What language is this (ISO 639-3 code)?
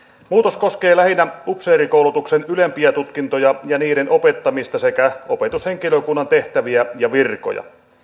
fin